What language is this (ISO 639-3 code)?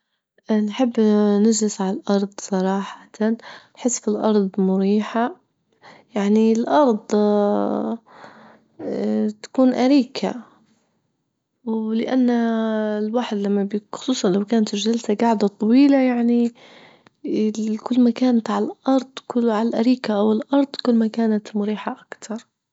ayl